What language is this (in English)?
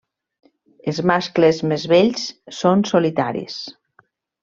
Catalan